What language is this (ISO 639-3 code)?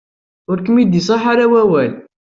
kab